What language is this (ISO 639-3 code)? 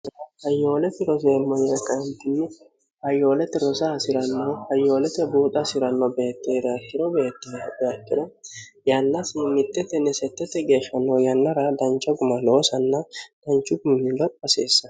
sid